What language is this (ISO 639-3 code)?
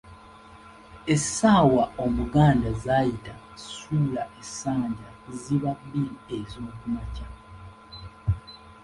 lug